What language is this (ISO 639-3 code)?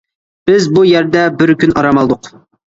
uig